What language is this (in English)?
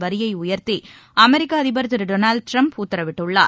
Tamil